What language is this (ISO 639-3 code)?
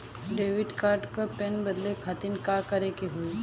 bho